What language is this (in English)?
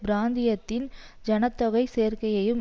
Tamil